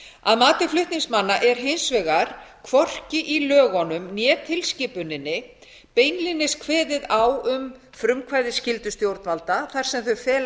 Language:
Icelandic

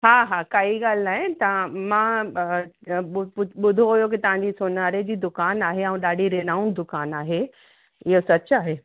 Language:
Sindhi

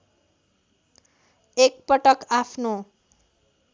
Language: Nepali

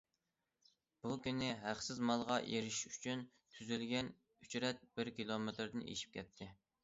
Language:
Uyghur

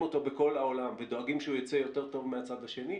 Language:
Hebrew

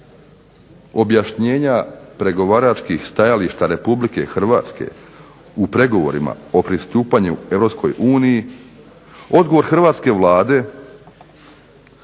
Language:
Croatian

